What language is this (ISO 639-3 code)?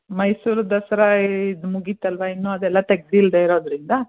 kan